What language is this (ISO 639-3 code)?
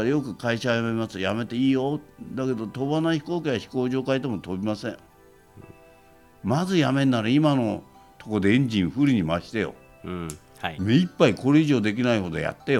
jpn